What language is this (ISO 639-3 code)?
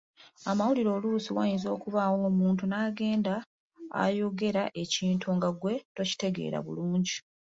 lug